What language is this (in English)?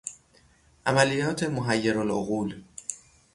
Persian